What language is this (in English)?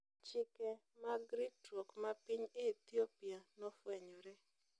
Luo (Kenya and Tanzania)